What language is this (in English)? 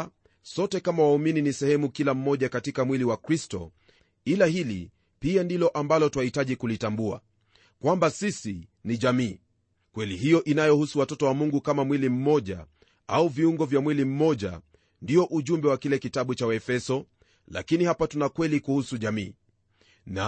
Swahili